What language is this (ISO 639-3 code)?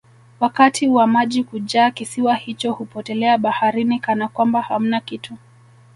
swa